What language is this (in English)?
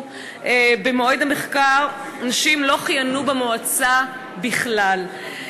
Hebrew